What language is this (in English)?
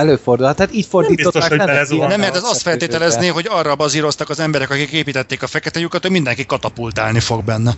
Hungarian